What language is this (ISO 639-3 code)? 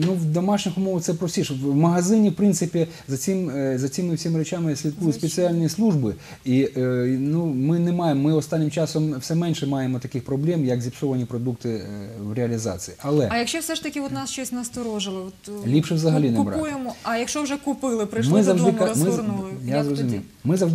ukr